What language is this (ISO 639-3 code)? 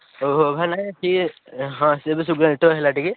ori